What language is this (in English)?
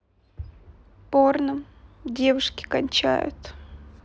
Russian